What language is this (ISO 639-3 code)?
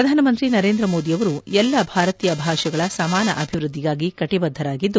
kan